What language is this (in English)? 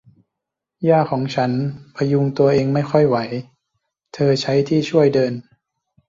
Thai